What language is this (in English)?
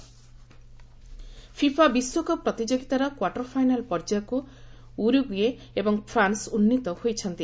Odia